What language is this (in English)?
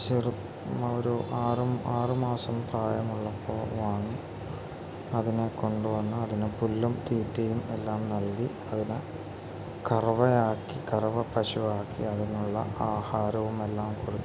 Malayalam